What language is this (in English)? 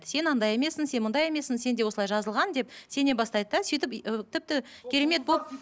Kazakh